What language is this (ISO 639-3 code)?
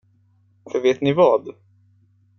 swe